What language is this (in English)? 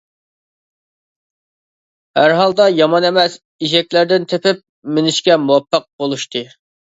Uyghur